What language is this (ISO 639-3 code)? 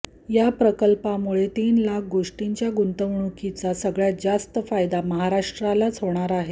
mar